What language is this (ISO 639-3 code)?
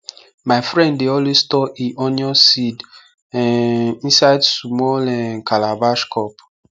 pcm